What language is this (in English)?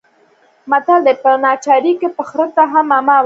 Pashto